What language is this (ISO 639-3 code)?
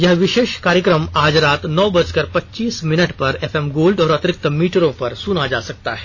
hin